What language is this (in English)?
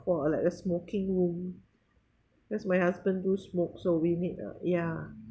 English